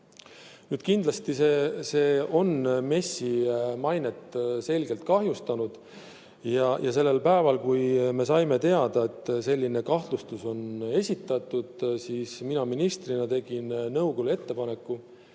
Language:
Estonian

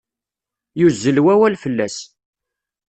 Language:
Kabyle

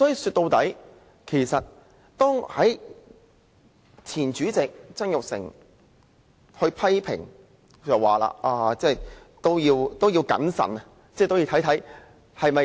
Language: Cantonese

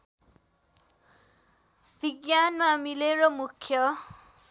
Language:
Nepali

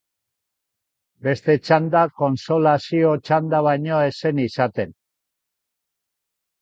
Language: Basque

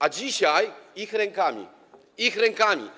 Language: Polish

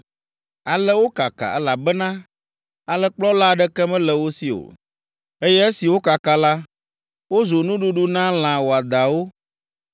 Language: Ewe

